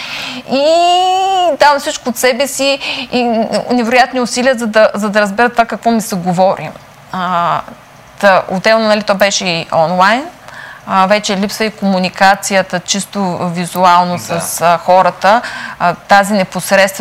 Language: Bulgarian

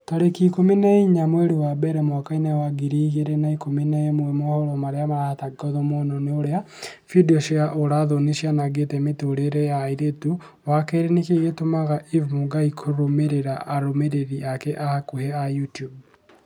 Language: Kikuyu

